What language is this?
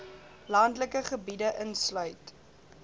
Afrikaans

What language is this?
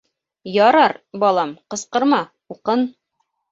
Bashkir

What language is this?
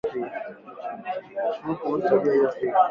Swahili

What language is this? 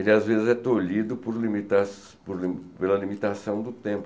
Portuguese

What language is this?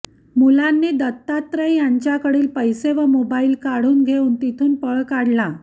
Marathi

